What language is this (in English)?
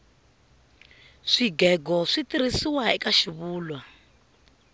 Tsonga